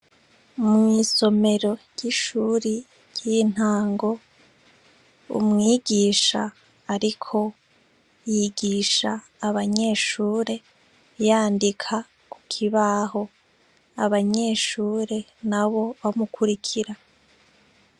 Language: Rundi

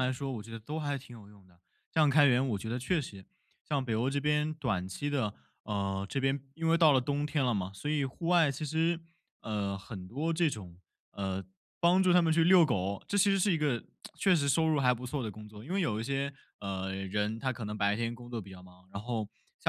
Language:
Chinese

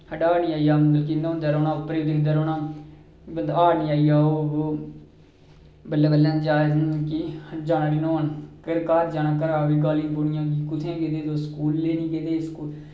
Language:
Dogri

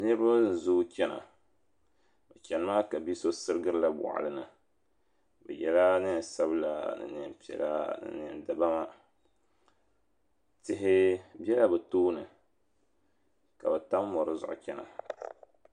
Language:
Dagbani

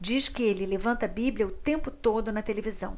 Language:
Portuguese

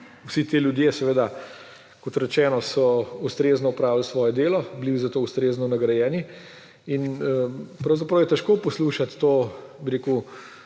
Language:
Slovenian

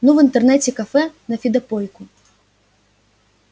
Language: Russian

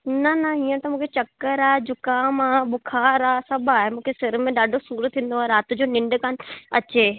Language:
Sindhi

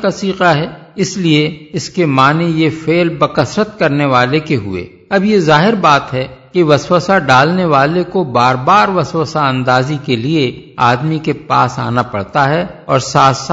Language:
Urdu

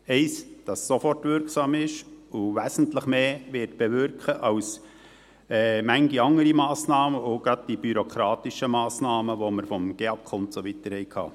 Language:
Swiss German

